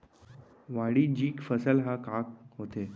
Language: Chhattisgarhi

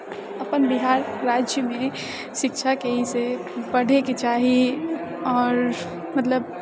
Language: Maithili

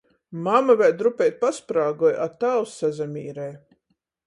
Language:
Latgalian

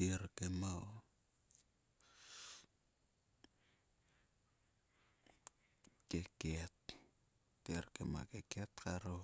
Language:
Sulka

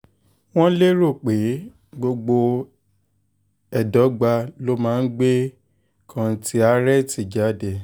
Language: Yoruba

